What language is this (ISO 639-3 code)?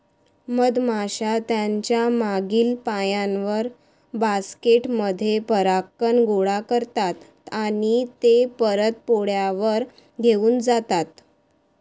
mar